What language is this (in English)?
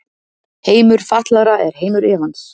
Icelandic